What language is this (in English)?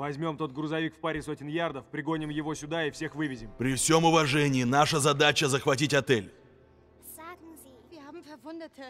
Russian